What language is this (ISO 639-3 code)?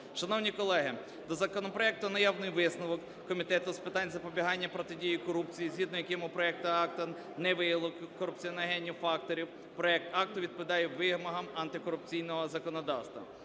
ukr